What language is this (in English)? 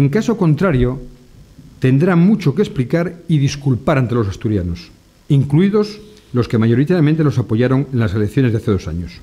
Spanish